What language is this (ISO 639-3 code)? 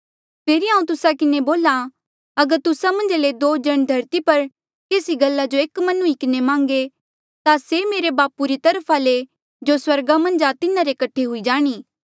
mjl